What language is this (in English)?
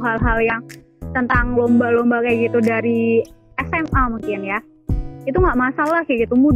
Indonesian